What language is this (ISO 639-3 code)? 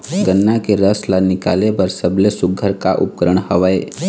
hne